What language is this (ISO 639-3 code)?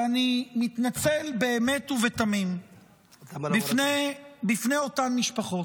heb